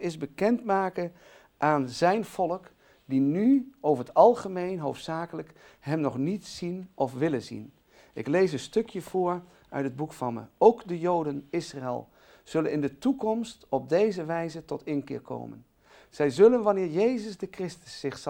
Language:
Dutch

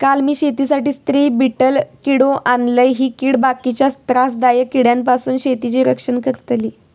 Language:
Marathi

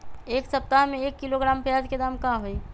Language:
Magahi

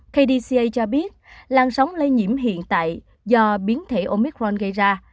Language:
Vietnamese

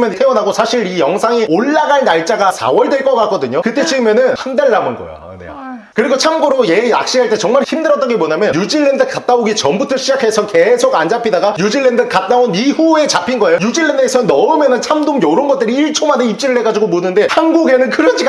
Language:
Korean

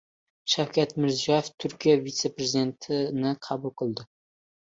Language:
Uzbek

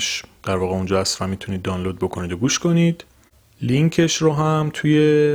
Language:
Persian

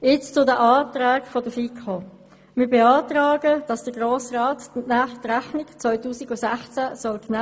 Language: Swiss German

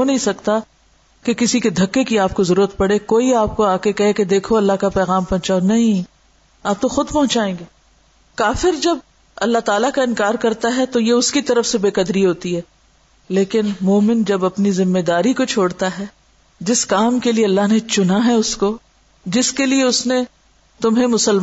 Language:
Urdu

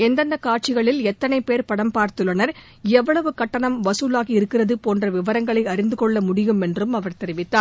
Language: Tamil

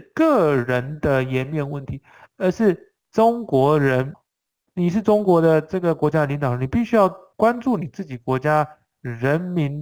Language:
Chinese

